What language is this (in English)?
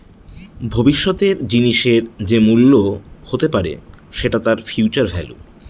Bangla